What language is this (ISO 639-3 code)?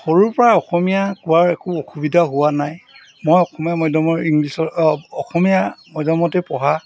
asm